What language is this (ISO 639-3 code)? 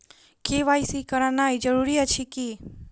mai